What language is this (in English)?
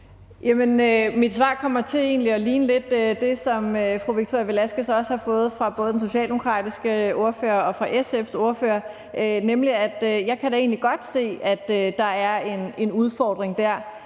Danish